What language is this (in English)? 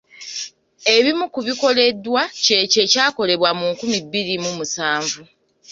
Ganda